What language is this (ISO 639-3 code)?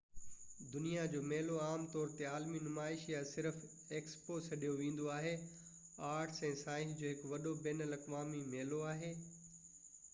snd